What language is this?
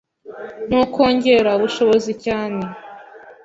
Kinyarwanda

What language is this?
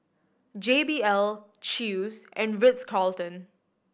English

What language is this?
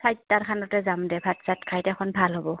Assamese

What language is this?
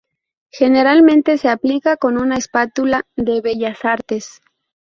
Spanish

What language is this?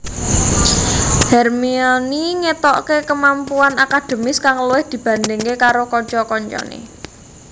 Javanese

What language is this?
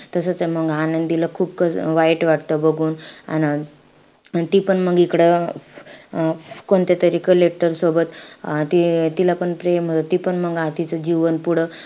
Marathi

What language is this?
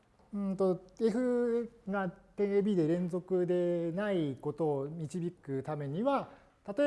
Japanese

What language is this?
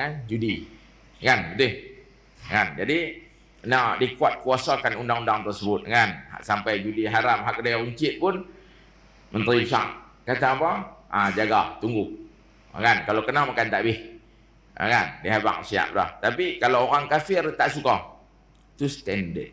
Malay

